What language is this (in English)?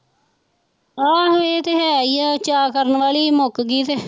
Punjabi